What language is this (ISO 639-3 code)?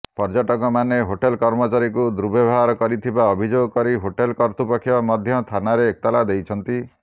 ori